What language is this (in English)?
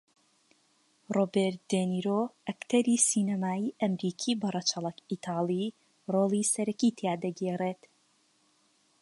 Central Kurdish